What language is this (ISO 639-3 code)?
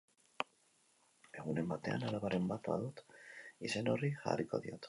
eus